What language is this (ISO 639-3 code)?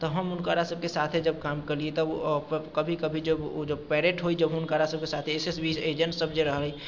mai